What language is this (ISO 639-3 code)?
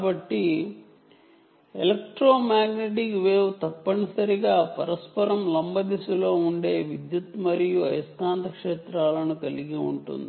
tel